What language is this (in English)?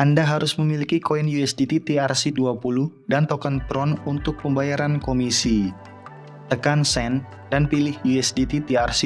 Indonesian